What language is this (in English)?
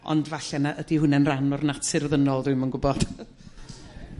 Welsh